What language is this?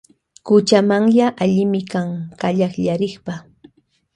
Loja Highland Quichua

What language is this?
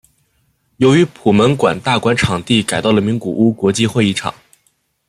Chinese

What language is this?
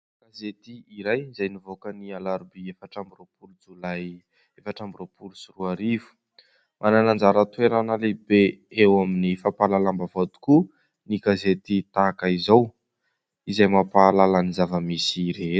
Malagasy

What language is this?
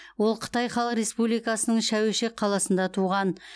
Kazakh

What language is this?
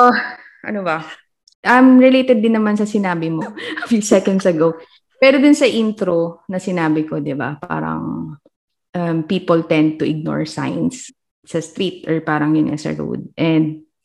Filipino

